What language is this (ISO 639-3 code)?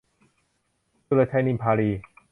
tha